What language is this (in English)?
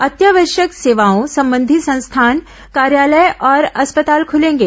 Hindi